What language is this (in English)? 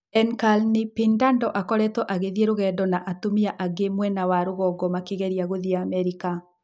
Kikuyu